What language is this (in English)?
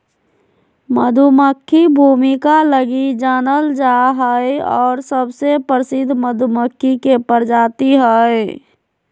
Magahi